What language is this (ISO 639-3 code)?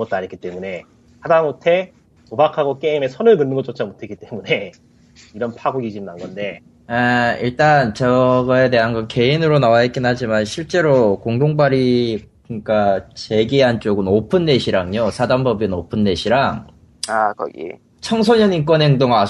kor